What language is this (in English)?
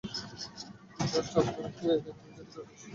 Bangla